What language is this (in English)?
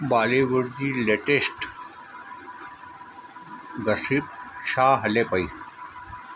Sindhi